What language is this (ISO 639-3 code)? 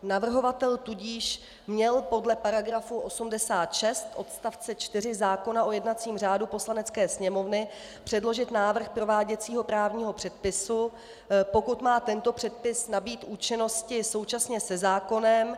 ces